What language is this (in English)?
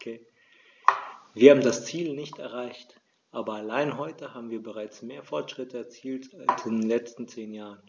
German